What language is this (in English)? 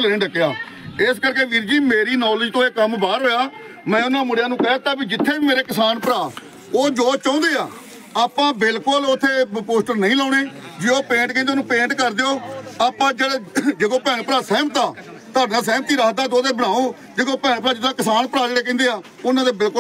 Punjabi